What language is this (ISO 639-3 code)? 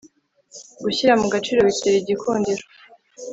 kin